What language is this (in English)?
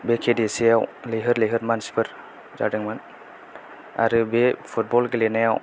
Bodo